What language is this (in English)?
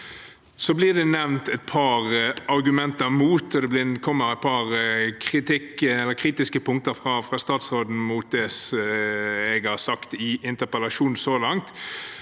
Norwegian